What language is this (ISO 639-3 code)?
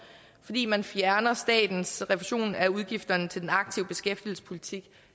dan